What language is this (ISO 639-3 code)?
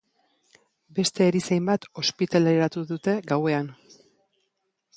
eus